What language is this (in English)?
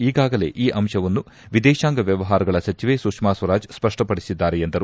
Kannada